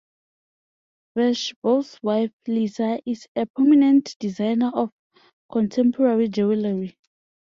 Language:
English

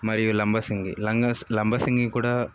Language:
Telugu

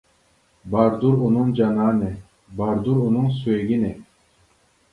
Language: Uyghur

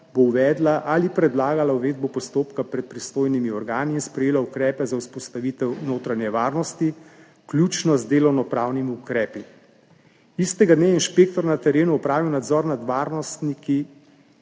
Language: Slovenian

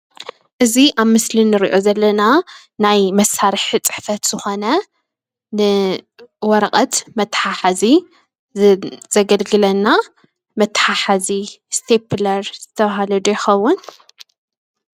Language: Tigrinya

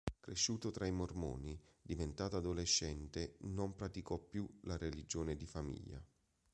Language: Italian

